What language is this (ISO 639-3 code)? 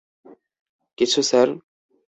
ben